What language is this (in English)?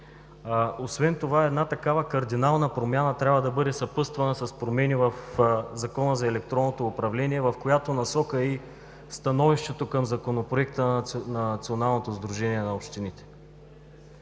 Bulgarian